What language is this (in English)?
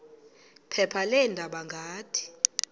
Xhosa